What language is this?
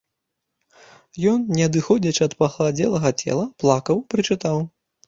Belarusian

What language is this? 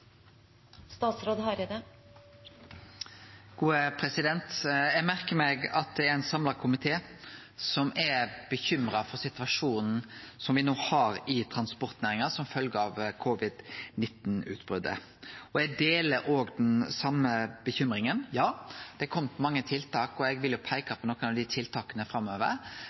Norwegian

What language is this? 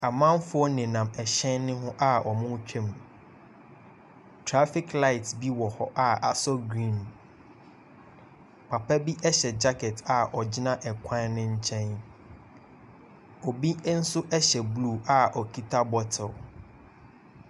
Akan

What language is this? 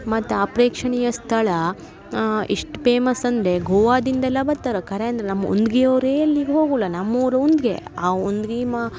Kannada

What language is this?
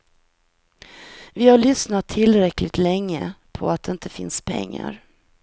Swedish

